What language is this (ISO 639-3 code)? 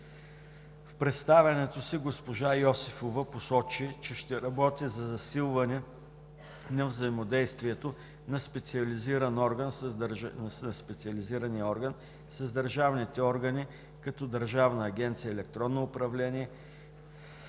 bul